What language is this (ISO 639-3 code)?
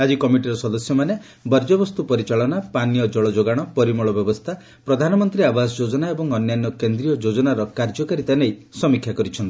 ori